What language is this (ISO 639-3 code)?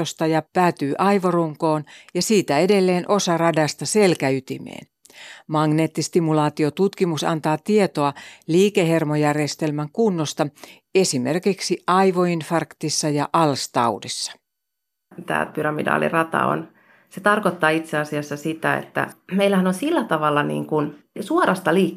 fin